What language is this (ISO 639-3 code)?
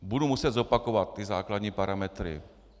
ces